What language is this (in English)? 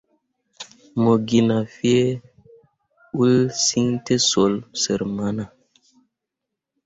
Mundang